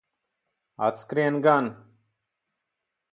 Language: Latvian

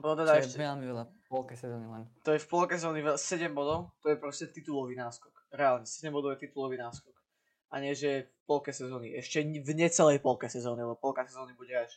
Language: Slovak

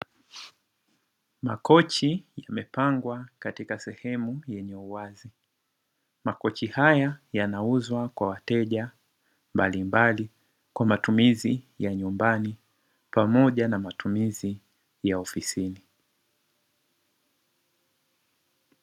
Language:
Swahili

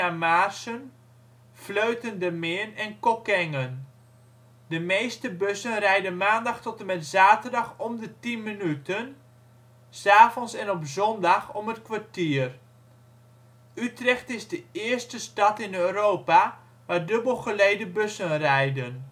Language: Dutch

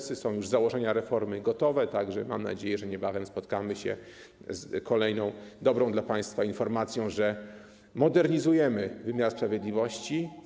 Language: Polish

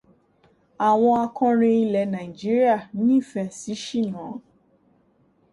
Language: Yoruba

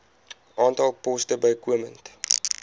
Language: Afrikaans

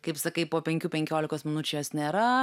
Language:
Lithuanian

